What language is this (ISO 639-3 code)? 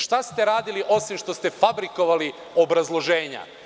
srp